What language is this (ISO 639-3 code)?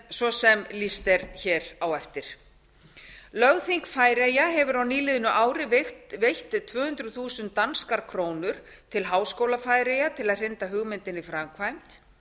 isl